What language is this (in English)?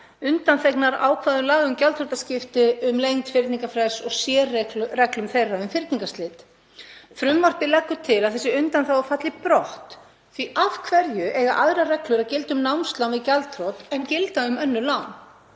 Icelandic